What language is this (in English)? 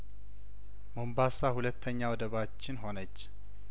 Amharic